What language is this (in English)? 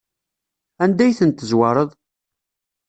Kabyle